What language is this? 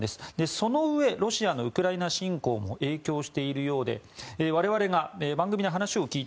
Japanese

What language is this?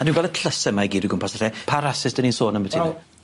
Welsh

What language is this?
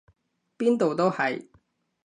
Cantonese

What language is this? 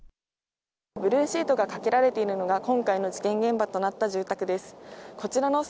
Japanese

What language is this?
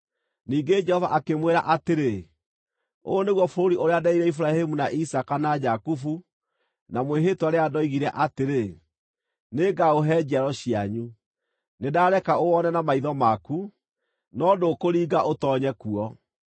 Kikuyu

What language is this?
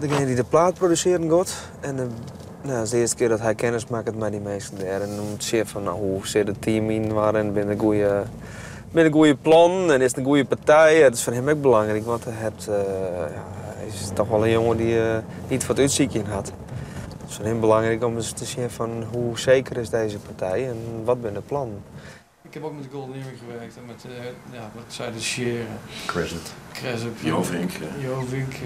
Dutch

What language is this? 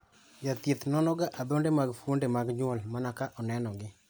Luo (Kenya and Tanzania)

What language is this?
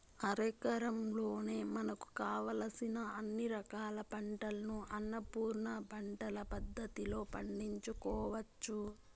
Telugu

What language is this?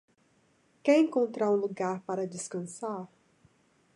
Portuguese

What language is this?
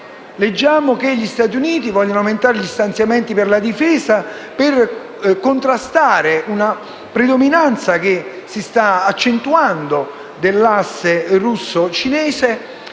Italian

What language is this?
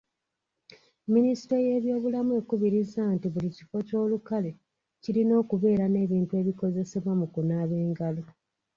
Ganda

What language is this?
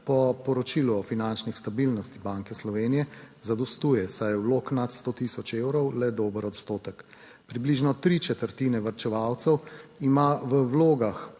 Slovenian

